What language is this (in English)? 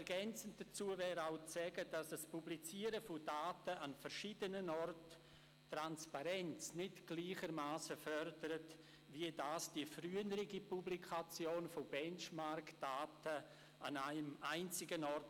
Swiss German